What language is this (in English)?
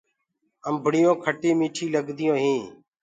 Gurgula